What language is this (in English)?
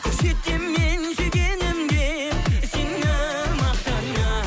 Kazakh